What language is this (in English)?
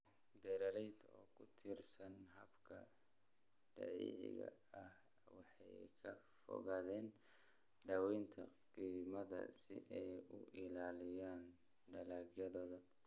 Somali